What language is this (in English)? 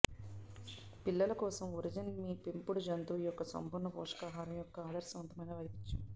Telugu